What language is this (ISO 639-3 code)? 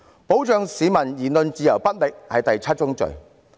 yue